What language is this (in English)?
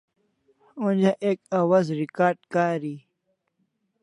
Kalasha